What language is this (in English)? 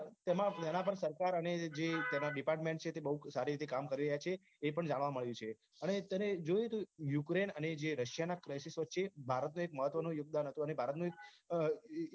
Gujarati